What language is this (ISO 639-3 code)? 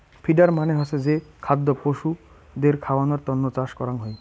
ben